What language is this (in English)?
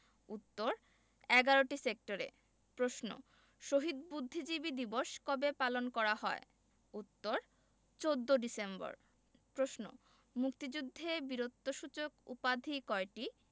Bangla